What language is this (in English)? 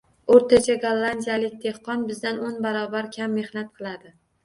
Uzbek